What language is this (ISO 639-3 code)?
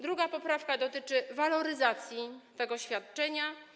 pol